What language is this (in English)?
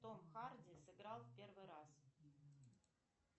Russian